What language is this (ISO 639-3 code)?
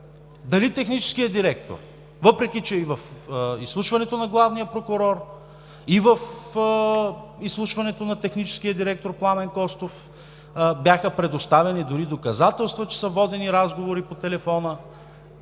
bul